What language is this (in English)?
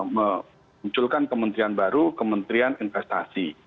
Indonesian